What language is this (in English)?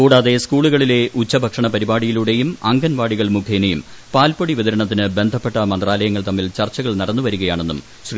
Malayalam